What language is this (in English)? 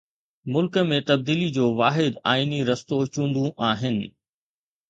Sindhi